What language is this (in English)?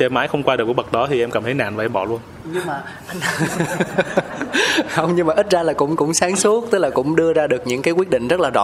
Vietnamese